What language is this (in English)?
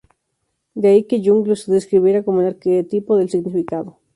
Spanish